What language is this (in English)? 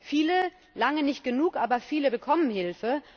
German